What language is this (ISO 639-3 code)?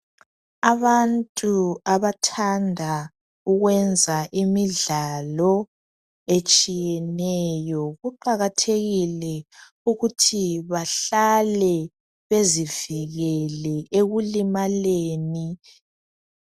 nde